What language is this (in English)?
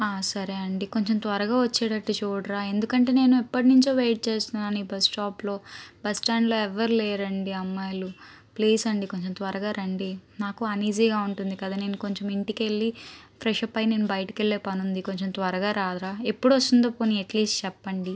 Telugu